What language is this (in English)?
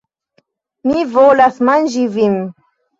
Esperanto